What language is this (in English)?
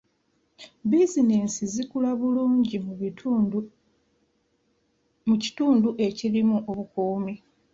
Ganda